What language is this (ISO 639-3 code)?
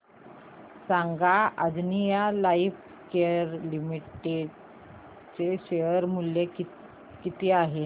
mar